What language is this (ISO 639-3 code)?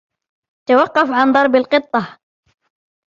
ara